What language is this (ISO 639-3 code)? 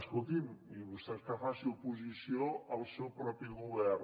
cat